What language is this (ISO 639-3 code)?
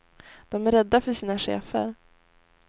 swe